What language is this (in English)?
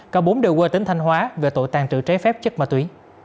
Vietnamese